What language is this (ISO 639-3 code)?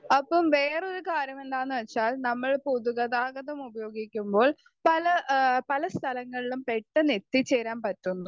mal